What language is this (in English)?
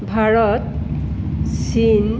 Assamese